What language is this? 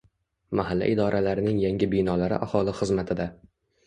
Uzbek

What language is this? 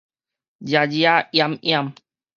Min Nan Chinese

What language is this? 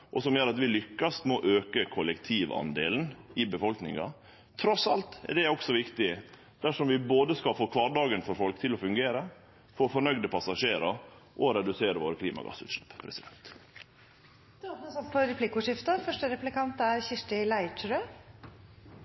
Norwegian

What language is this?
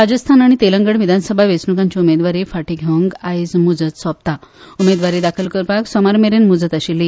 Konkani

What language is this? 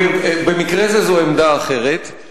Hebrew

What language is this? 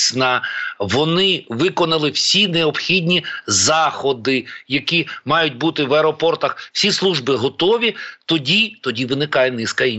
Ukrainian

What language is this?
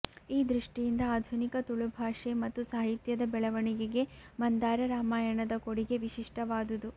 Kannada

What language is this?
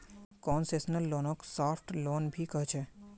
Magahi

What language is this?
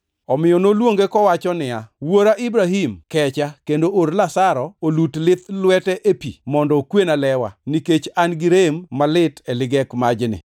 Luo (Kenya and Tanzania)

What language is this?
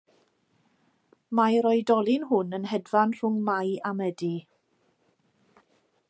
Welsh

